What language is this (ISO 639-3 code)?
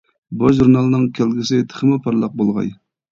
uig